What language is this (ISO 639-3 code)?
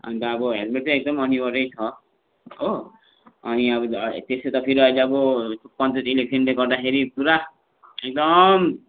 nep